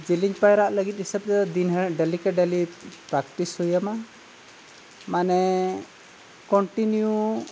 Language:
Santali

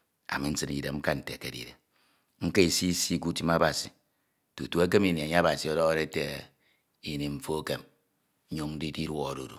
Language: Ito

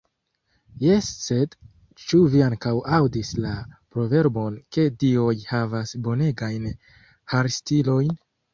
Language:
Esperanto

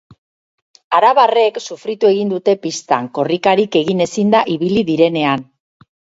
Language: Basque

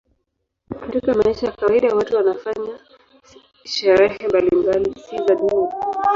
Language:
Swahili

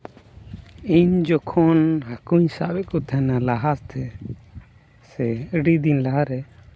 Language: Santali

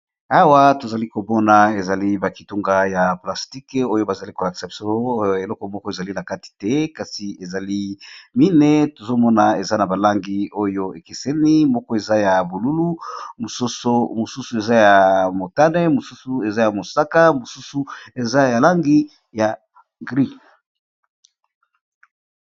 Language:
Lingala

